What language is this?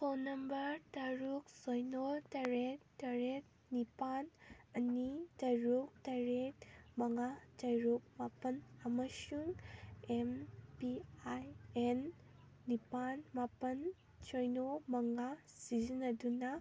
Manipuri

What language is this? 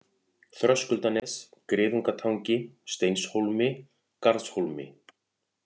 Icelandic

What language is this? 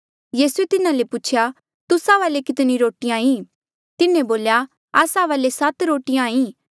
Mandeali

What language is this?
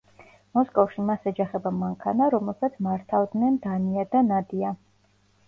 Georgian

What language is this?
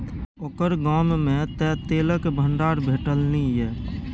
Maithili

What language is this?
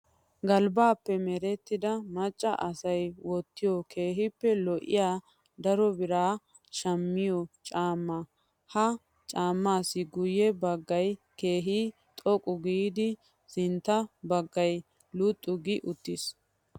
Wolaytta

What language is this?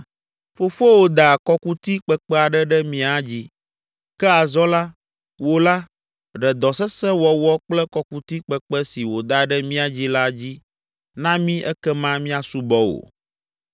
Ewe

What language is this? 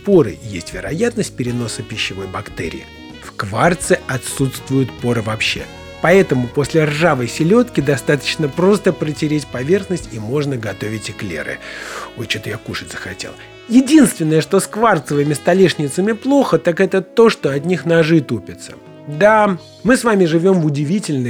Russian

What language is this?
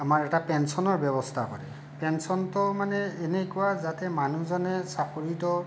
Assamese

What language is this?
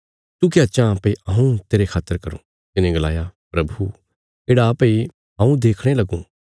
Bilaspuri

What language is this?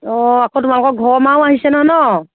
Assamese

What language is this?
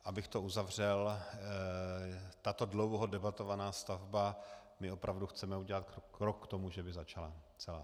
Czech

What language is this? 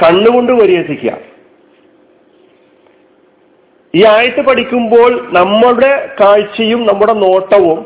Malayalam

